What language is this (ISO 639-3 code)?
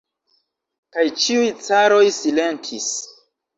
epo